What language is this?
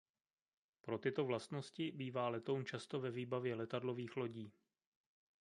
Czech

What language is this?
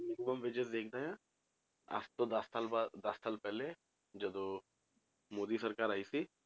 Punjabi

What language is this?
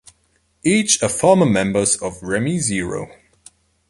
English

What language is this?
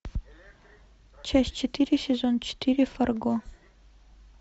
Russian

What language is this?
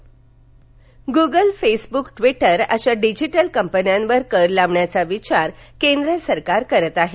Marathi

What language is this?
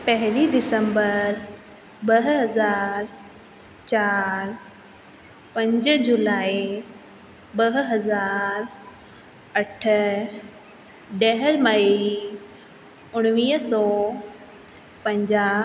Sindhi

